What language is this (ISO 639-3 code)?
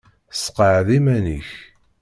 kab